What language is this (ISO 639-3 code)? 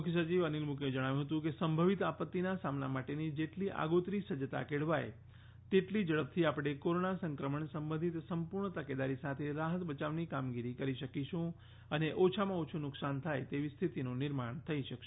guj